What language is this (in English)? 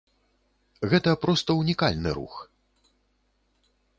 Belarusian